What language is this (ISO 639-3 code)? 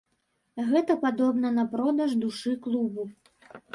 bel